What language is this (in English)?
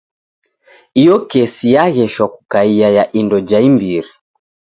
Taita